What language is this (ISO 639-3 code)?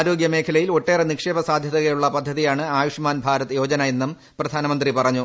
mal